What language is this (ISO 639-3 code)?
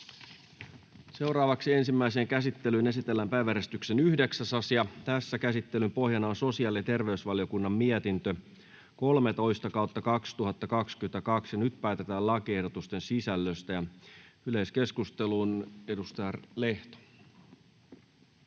fin